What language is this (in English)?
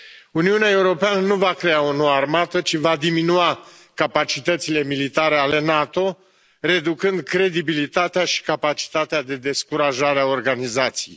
Romanian